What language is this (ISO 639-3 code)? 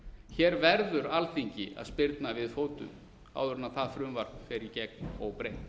isl